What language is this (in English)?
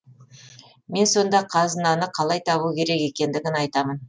Kazakh